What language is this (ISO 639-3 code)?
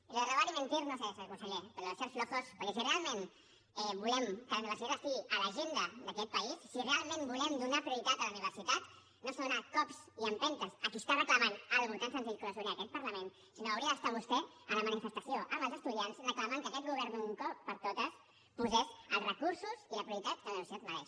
cat